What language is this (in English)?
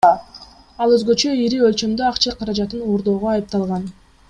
Kyrgyz